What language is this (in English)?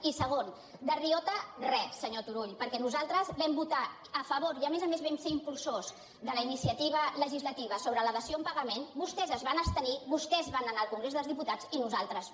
Catalan